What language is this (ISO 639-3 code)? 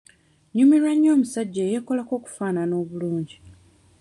lug